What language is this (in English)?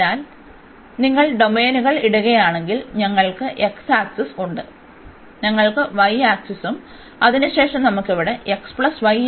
Malayalam